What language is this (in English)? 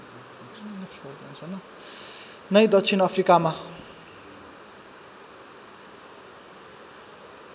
Nepali